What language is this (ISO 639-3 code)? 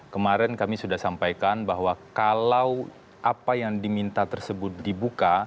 ind